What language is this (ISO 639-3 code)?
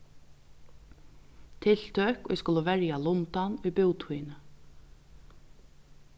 fao